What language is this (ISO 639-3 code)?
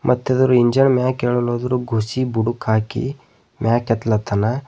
kan